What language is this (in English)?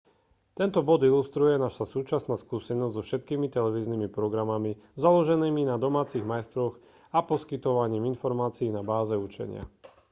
Slovak